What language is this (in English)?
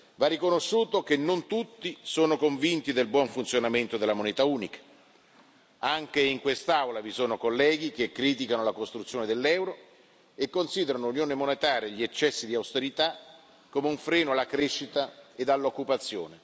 Italian